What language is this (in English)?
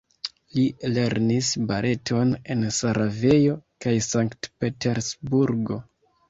Esperanto